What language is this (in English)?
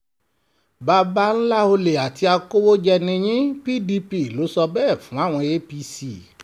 Yoruba